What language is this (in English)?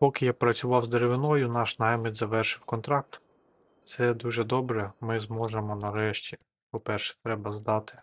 Ukrainian